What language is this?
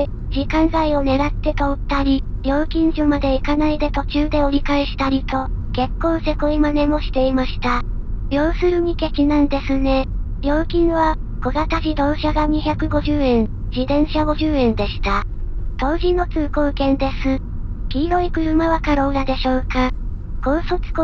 Japanese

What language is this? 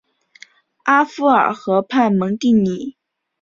Chinese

